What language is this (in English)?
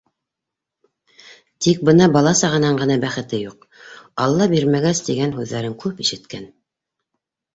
Bashkir